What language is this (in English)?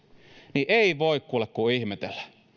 Finnish